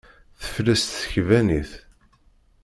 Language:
Kabyle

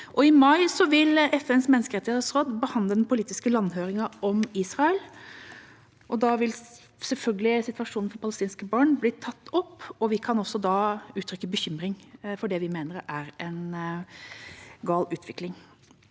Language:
Norwegian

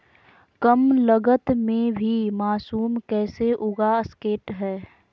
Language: Magahi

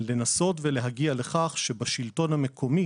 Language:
Hebrew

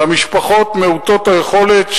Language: Hebrew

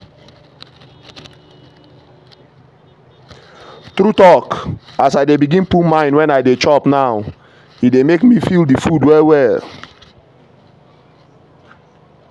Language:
Nigerian Pidgin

